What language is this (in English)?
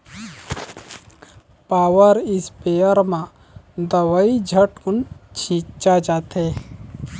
Chhattisgarhi